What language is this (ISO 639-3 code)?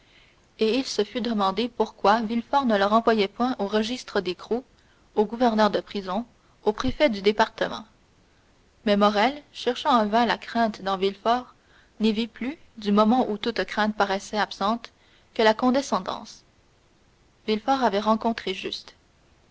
fra